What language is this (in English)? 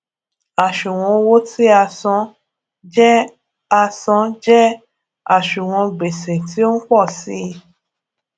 Yoruba